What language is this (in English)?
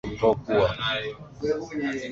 Swahili